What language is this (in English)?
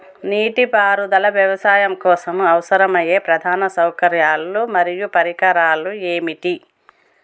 Telugu